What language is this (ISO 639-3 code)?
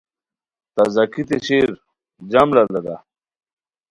khw